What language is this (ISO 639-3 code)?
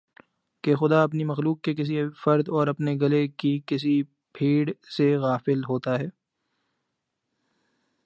urd